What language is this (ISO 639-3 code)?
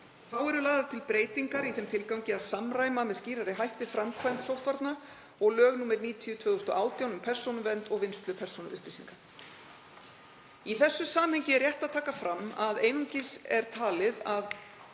isl